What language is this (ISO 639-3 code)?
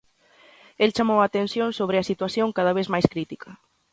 glg